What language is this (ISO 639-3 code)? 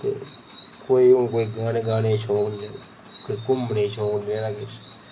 doi